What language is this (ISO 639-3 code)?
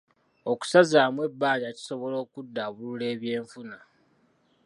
lug